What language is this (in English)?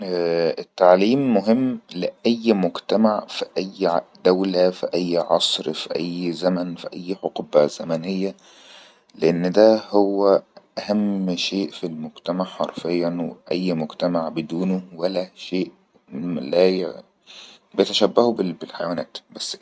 Egyptian Arabic